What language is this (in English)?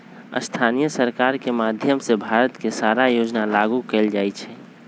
Magahi